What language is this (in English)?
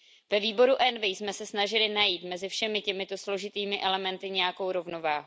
Czech